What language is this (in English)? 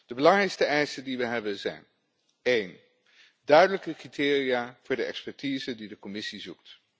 Dutch